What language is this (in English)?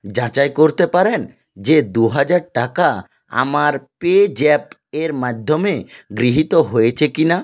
Bangla